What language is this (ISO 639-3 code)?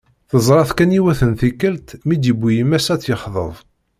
kab